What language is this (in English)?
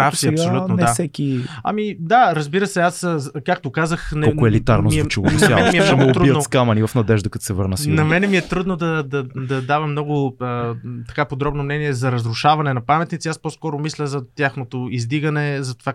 Bulgarian